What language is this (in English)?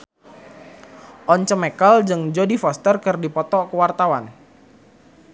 Sundanese